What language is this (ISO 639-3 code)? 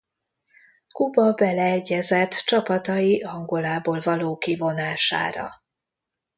hun